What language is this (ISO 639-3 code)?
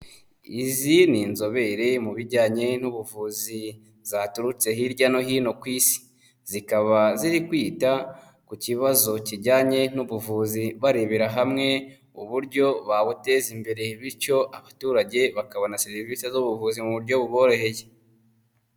kin